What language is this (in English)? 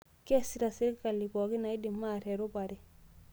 Masai